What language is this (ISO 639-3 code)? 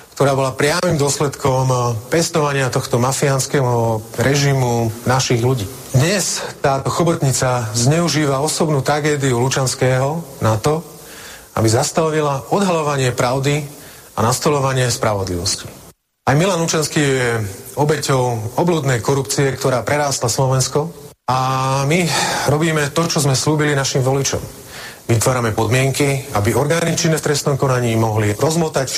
slk